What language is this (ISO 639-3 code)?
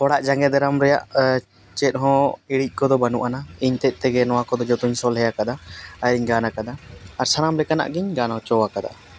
sat